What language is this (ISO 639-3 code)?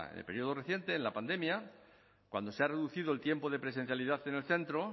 spa